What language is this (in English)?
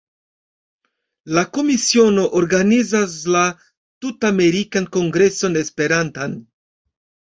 Esperanto